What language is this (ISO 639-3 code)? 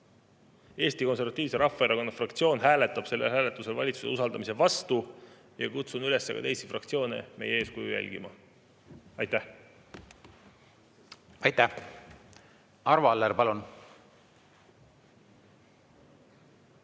est